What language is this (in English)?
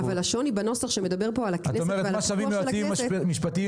Hebrew